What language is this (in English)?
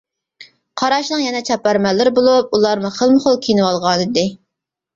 Uyghur